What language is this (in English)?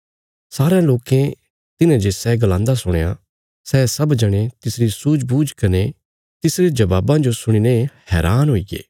Bilaspuri